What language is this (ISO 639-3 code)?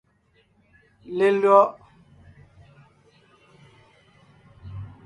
nnh